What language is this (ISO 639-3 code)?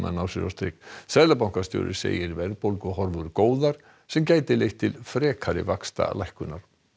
isl